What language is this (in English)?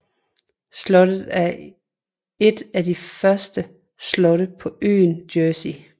Danish